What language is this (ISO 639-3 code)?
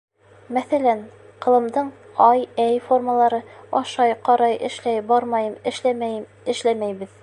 bak